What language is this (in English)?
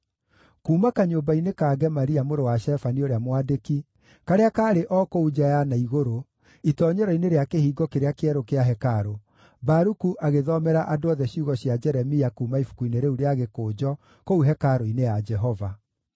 Kikuyu